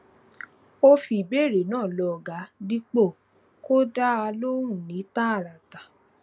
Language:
Yoruba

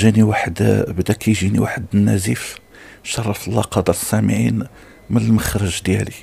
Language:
Arabic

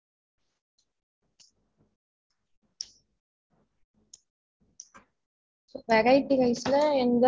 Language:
Tamil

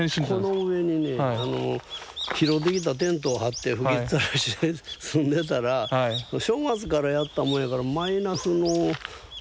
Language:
Japanese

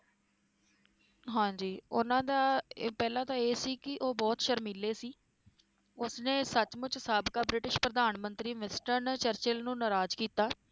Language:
Punjabi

